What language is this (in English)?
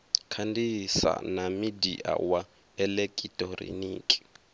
Venda